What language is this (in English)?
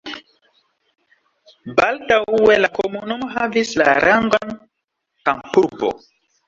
Esperanto